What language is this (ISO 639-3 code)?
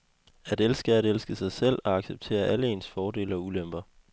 dan